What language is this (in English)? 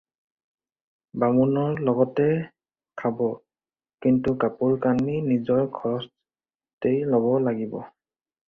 Assamese